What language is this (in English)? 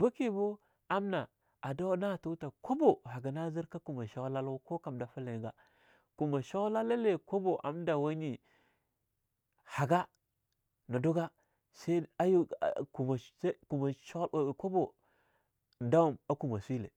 Longuda